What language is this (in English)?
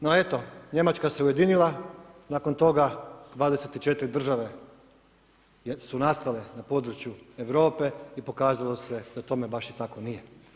Croatian